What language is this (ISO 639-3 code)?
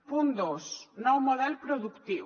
cat